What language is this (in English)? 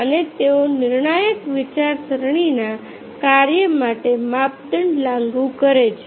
Gujarati